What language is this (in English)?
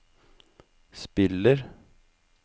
Norwegian